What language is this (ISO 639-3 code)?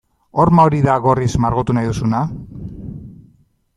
eus